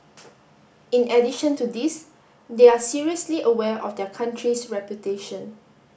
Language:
English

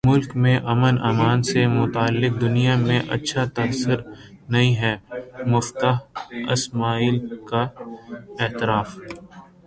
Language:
Urdu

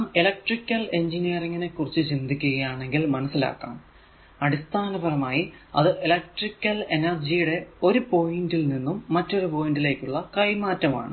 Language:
Malayalam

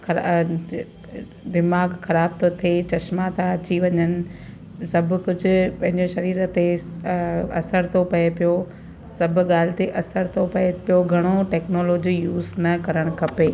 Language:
Sindhi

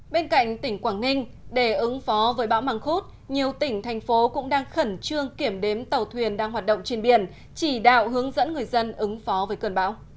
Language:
Vietnamese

